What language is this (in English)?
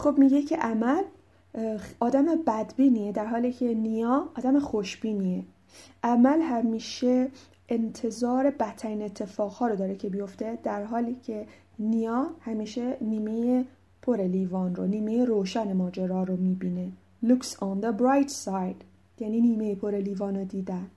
Persian